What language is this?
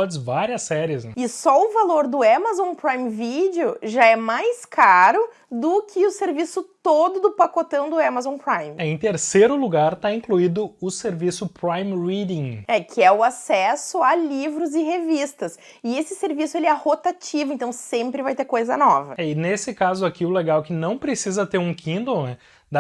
Portuguese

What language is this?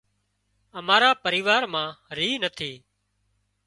Wadiyara Koli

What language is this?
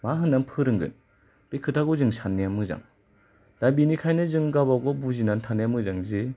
Bodo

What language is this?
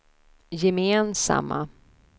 Swedish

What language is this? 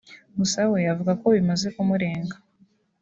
Kinyarwanda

